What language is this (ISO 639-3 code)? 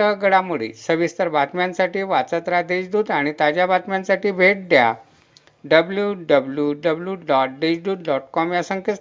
mar